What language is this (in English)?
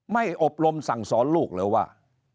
Thai